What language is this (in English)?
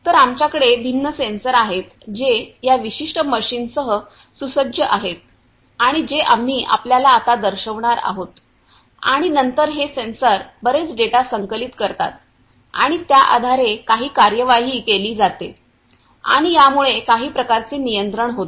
Marathi